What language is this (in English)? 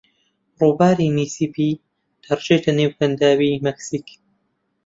Central Kurdish